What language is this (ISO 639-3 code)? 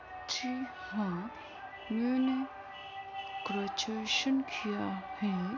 urd